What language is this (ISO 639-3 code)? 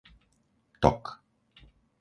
slk